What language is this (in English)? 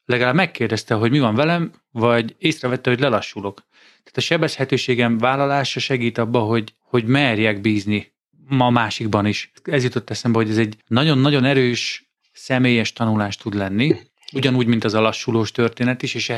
Hungarian